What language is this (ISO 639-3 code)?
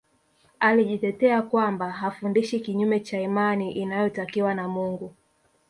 swa